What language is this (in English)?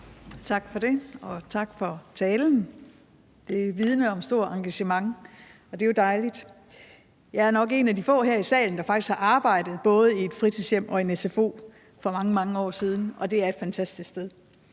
Danish